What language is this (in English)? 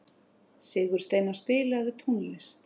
Icelandic